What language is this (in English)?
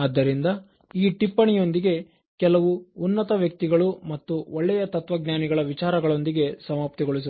Kannada